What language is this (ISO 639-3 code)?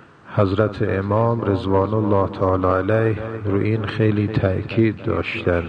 fas